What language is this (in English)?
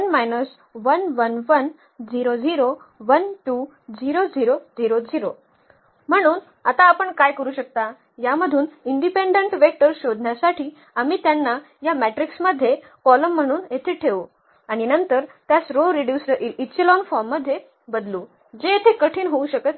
Marathi